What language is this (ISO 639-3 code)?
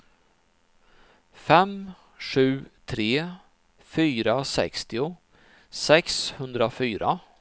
swe